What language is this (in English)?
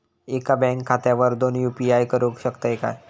Marathi